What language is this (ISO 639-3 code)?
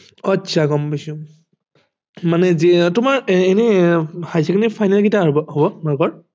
asm